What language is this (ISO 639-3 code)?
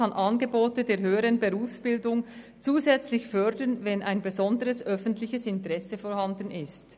gsw